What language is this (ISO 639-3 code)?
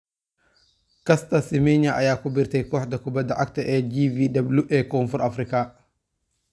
som